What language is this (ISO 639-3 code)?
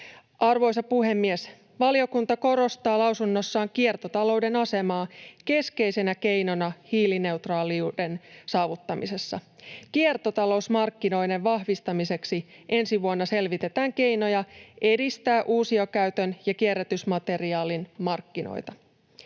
fin